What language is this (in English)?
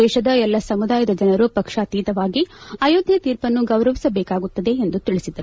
Kannada